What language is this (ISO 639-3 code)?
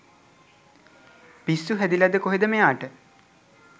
sin